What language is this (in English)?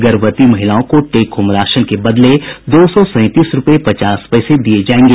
Hindi